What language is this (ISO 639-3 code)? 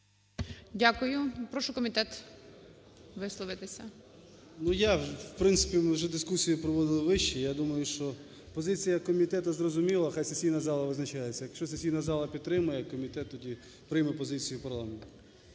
ukr